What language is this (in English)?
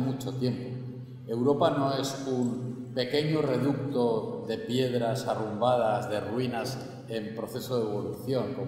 Spanish